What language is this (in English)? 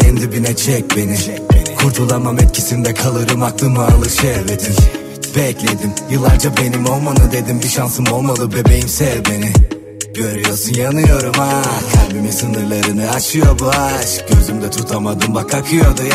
Turkish